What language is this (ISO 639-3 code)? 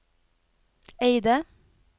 nor